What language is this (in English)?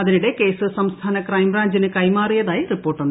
Malayalam